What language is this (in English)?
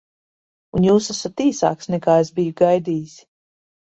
Latvian